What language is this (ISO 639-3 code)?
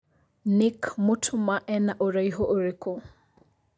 kik